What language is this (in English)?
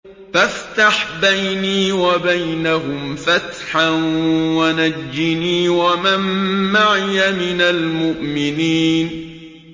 Arabic